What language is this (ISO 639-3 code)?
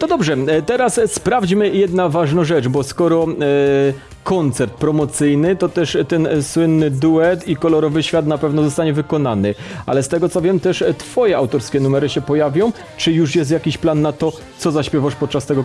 pol